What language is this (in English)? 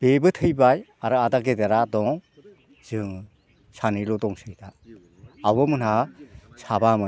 Bodo